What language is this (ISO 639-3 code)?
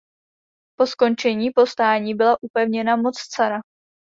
ces